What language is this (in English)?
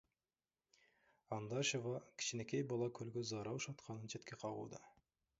Kyrgyz